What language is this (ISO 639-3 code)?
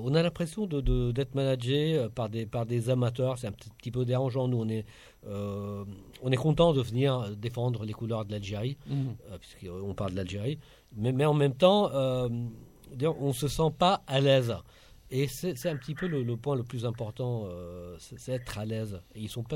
fra